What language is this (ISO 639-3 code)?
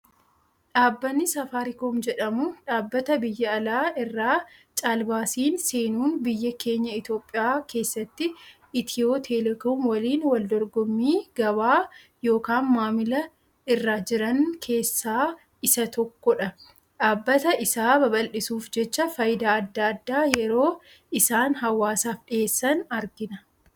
orm